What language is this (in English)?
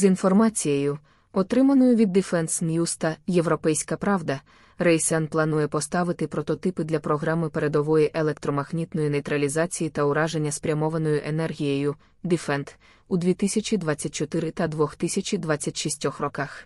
Ukrainian